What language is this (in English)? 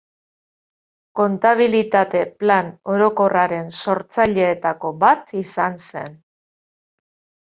Basque